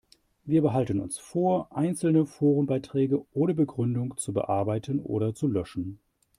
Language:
German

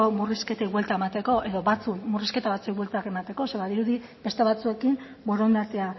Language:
Basque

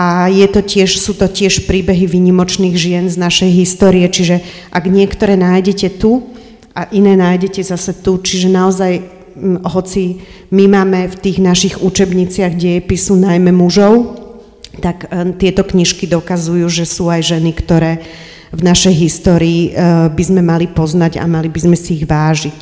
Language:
Slovak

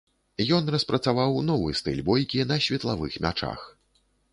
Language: Belarusian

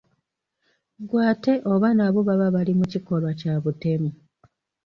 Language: Ganda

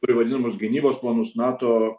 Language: Lithuanian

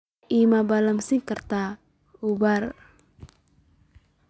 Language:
Somali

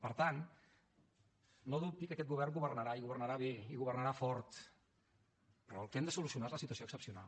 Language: Catalan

